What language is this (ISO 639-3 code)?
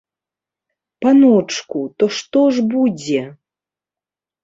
bel